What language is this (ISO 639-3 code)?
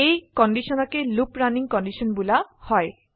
asm